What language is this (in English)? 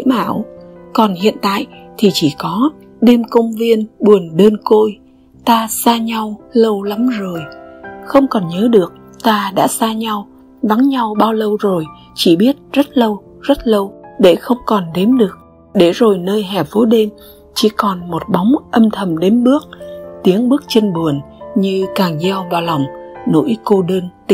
Vietnamese